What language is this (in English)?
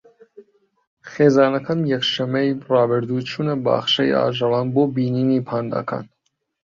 Central Kurdish